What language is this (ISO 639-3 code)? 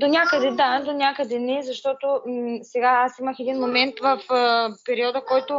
bul